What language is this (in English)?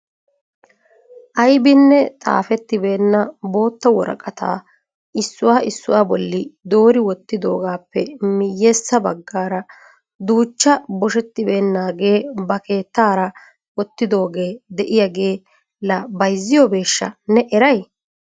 Wolaytta